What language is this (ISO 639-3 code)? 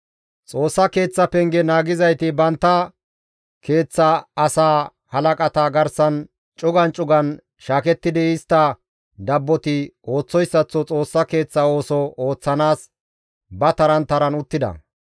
gmv